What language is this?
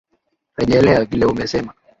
Swahili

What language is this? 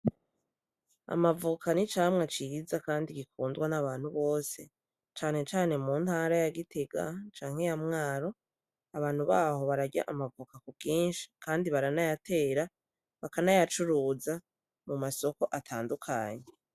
Rundi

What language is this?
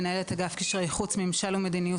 Hebrew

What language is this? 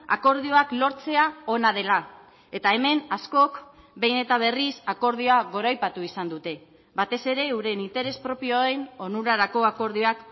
Basque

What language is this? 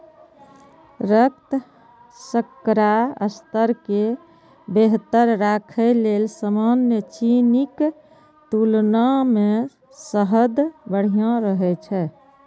Maithili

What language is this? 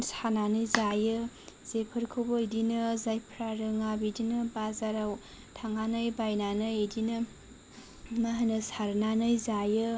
Bodo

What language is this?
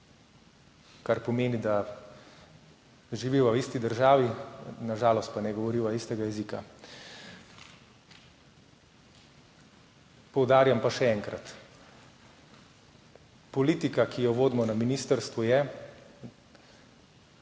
Slovenian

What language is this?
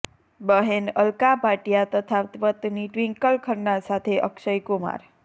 Gujarati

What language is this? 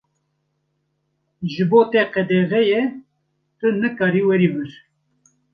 Kurdish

